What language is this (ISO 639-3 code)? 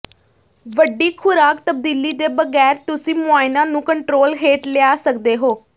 pan